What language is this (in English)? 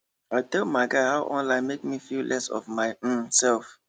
Nigerian Pidgin